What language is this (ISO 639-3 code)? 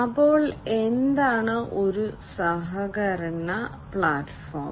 mal